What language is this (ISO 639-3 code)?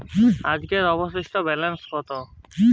ben